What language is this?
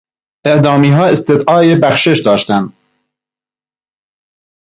Persian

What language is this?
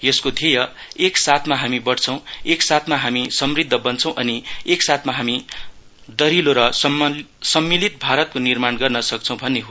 Nepali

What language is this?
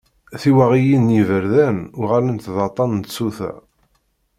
Kabyle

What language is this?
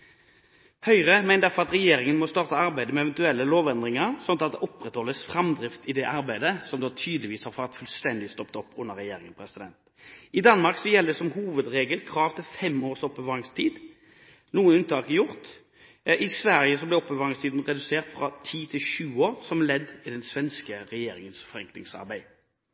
Norwegian Bokmål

